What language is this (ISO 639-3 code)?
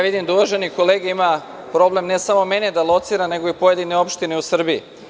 srp